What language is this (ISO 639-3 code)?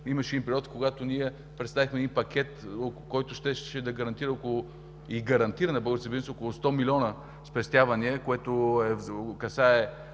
bul